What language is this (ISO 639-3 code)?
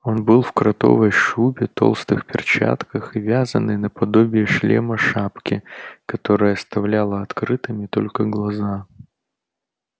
rus